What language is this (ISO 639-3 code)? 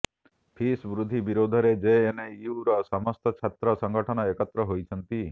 ori